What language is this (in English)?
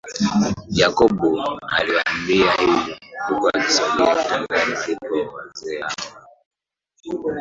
Swahili